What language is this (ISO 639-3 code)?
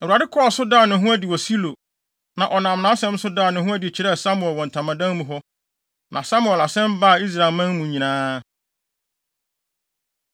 aka